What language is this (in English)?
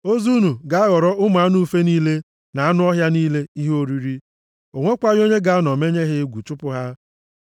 Igbo